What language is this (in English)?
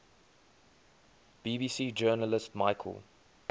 English